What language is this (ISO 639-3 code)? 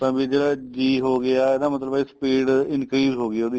pan